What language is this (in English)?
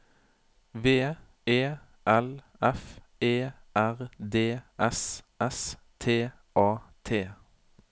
Norwegian